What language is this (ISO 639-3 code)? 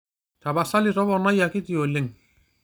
mas